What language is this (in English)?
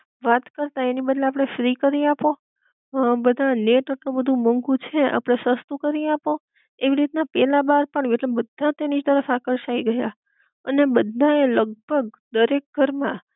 Gujarati